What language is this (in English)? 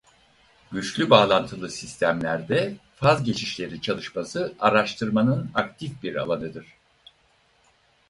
Turkish